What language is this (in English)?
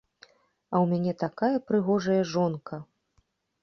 Belarusian